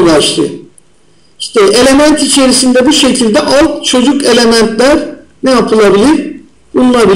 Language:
Turkish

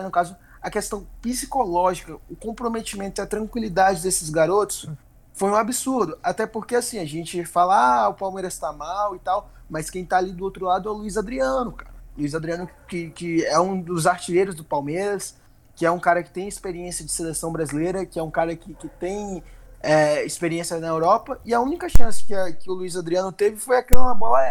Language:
Portuguese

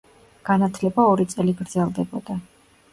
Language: Georgian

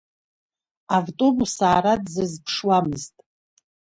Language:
Abkhazian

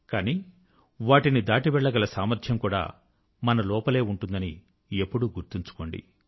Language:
Telugu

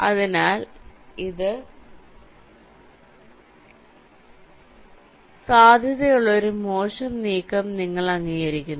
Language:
Malayalam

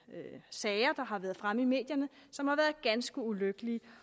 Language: Danish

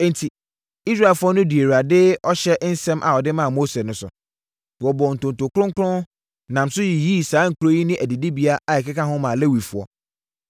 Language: Akan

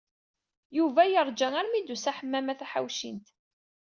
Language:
Kabyle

